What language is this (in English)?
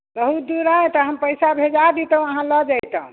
Maithili